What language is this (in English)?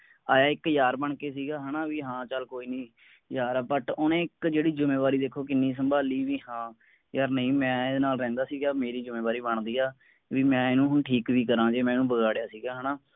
Punjabi